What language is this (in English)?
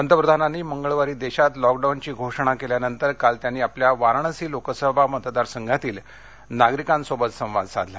Marathi